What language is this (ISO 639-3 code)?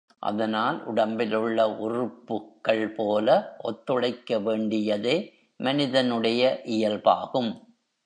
tam